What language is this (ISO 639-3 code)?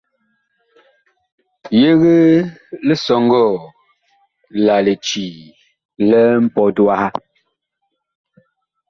bkh